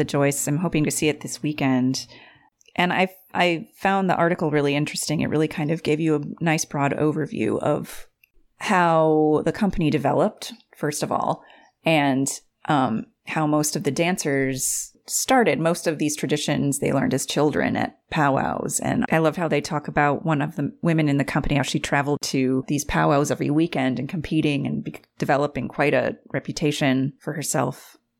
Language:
English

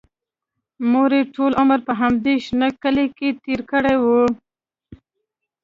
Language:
Pashto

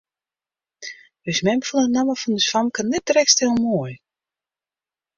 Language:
Western Frisian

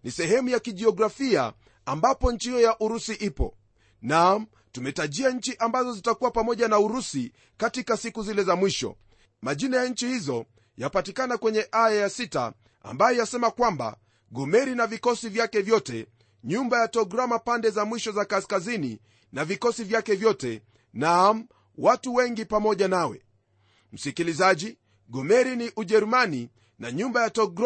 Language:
Swahili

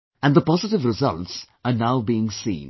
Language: English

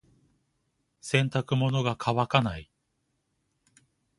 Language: Japanese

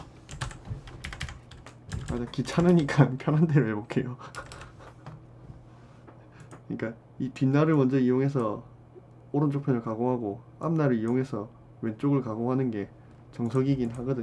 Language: Korean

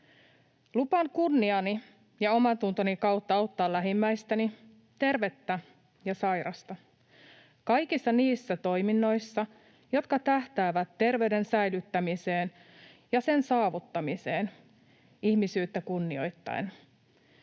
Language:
Finnish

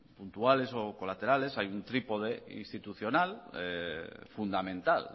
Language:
Spanish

